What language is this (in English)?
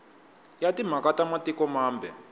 Tsonga